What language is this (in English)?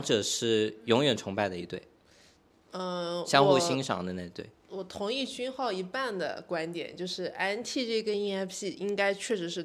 Chinese